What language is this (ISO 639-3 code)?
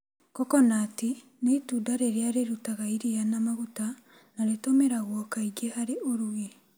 kik